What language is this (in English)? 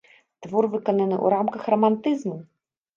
Belarusian